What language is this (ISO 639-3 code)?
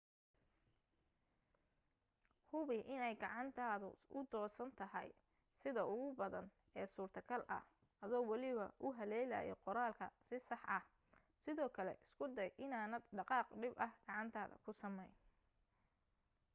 som